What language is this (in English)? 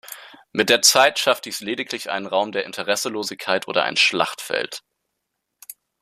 German